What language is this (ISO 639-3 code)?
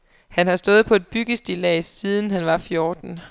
dan